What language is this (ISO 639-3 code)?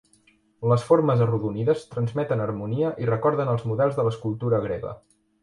cat